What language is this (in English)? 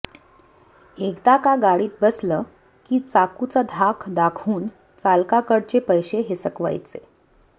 Marathi